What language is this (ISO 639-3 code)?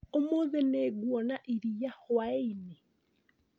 kik